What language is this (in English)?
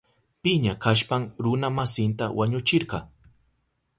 Southern Pastaza Quechua